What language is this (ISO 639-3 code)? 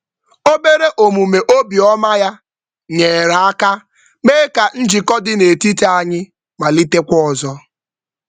ibo